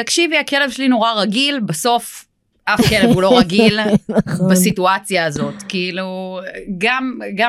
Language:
Hebrew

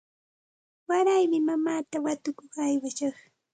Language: Santa Ana de Tusi Pasco Quechua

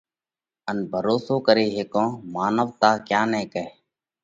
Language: Parkari Koli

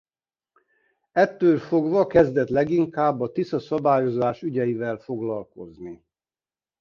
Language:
Hungarian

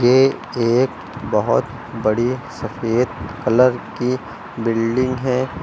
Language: Hindi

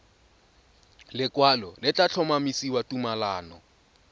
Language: Tswana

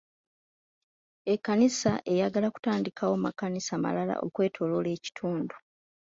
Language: Ganda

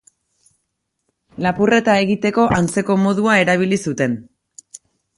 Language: Basque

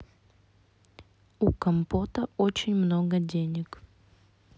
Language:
Russian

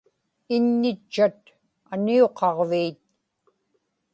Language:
Inupiaq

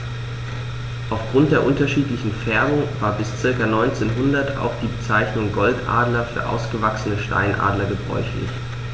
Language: German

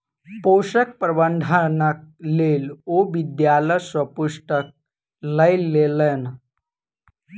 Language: Maithili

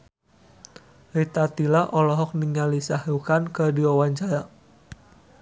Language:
Sundanese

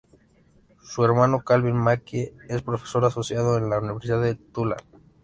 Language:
Spanish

